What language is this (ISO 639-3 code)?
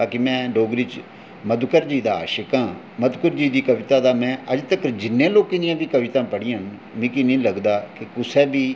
doi